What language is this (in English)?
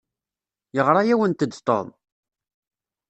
Kabyle